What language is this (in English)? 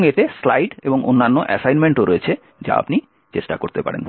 Bangla